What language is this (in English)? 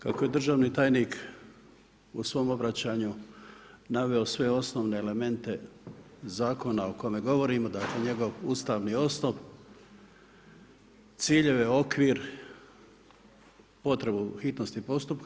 Croatian